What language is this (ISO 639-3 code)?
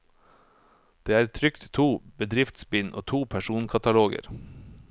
nor